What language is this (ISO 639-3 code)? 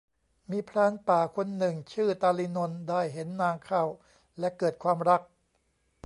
tha